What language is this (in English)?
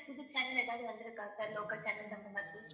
Tamil